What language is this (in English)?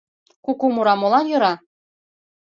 Mari